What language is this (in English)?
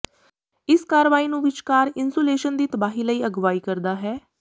Punjabi